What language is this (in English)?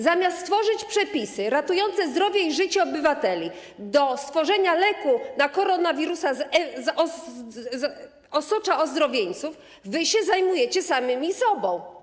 Polish